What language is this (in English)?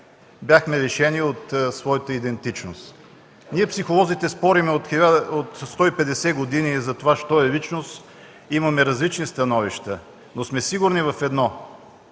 Bulgarian